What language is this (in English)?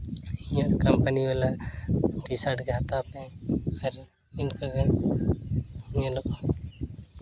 Santali